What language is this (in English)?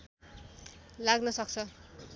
Nepali